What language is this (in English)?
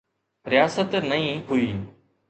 Sindhi